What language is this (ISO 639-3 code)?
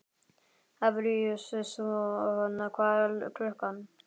isl